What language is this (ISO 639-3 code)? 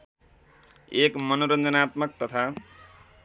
nep